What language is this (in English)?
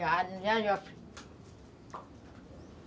Portuguese